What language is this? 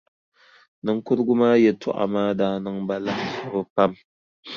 Dagbani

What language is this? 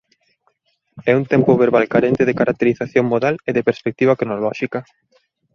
Galician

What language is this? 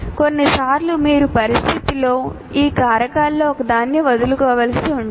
Telugu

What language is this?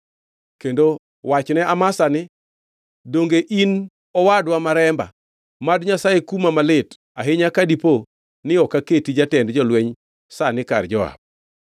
Luo (Kenya and Tanzania)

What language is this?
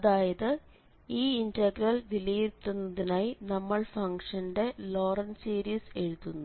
Malayalam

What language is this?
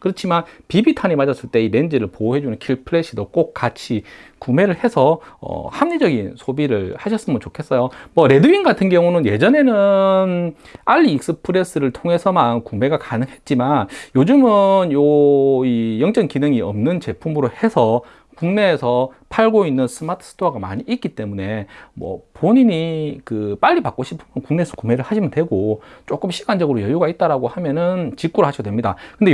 Korean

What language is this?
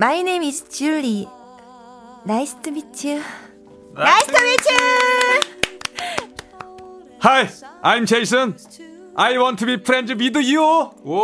Korean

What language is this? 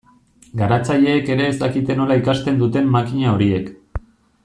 Basque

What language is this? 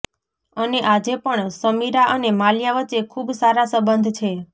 Gujarati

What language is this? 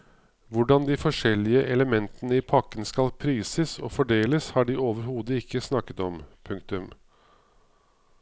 Norwegian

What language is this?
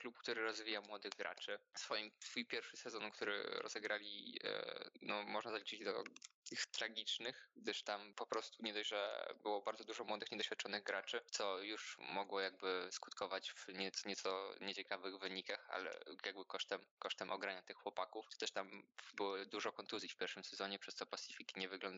Polish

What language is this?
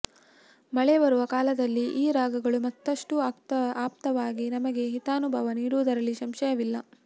Kannada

